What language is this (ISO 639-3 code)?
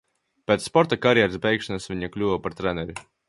lav